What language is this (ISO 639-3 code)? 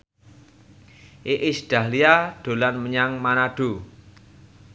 jav